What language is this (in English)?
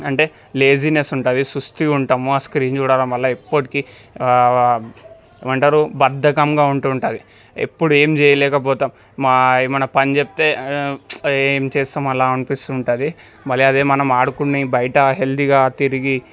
Telugu